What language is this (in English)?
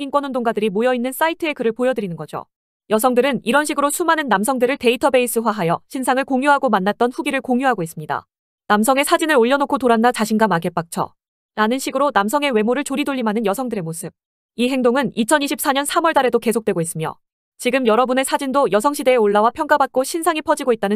Korean